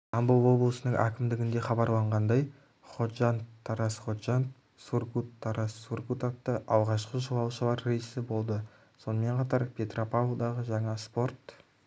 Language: Kazakh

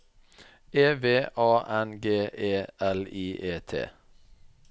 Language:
Norwegian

